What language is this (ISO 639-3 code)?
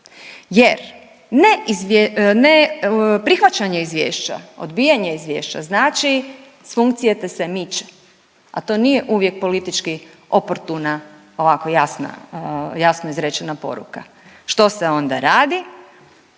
hrv